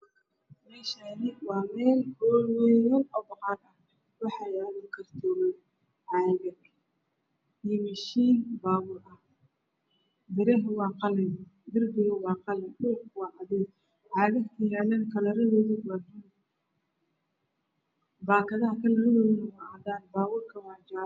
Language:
Somali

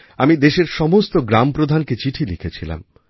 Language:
Bangla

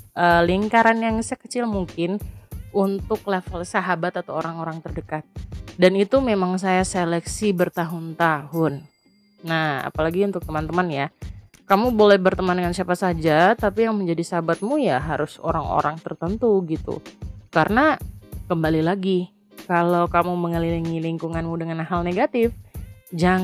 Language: Indonesian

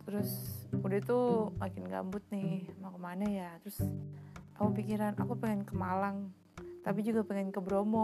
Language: Indonesian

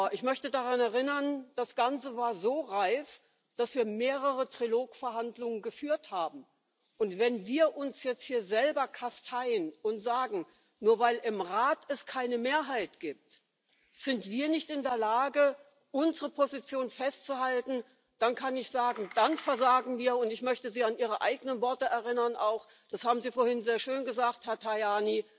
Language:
German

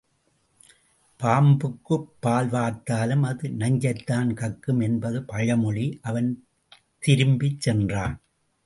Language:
Tamil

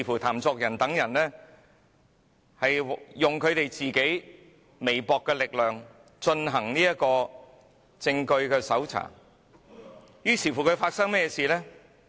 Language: Cantonese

